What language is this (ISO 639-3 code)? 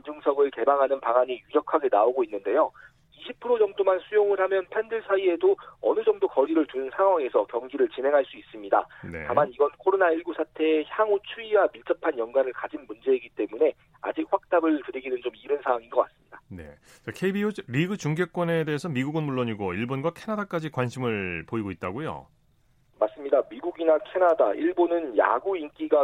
kor